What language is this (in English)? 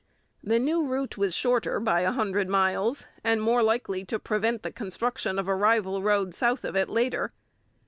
English